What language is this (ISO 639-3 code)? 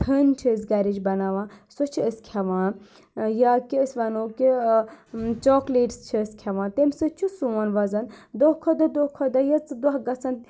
kas